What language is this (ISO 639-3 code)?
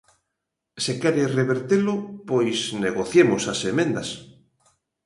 glg